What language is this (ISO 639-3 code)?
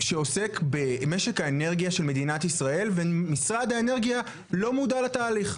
heb